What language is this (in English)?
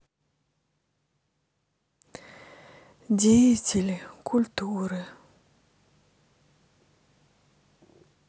Russian